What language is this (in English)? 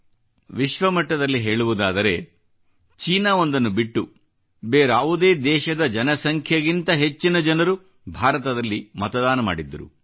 Kannada